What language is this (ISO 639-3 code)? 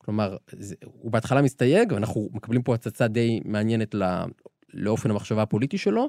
heb